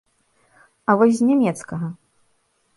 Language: Belarusian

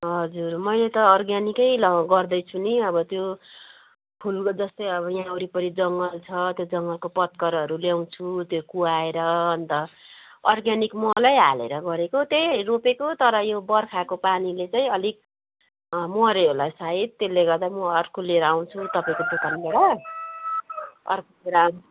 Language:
Nepali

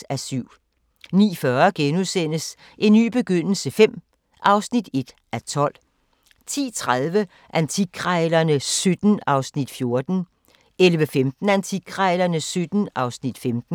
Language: Danish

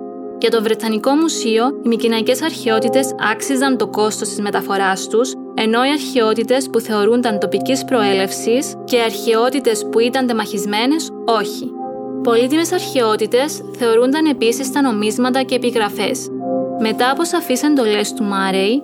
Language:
Greek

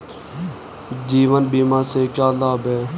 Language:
Hindi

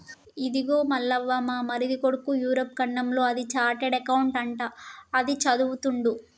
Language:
Telugu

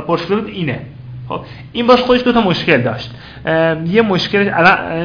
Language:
Persian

